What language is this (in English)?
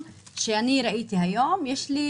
Hebrew